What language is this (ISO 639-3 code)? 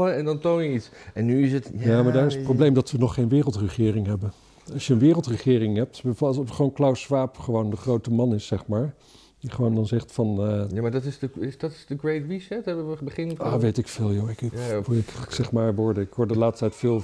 nld